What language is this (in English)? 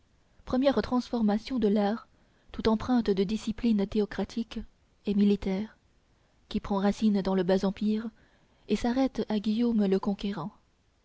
French